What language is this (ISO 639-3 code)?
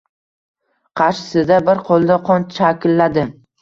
uzb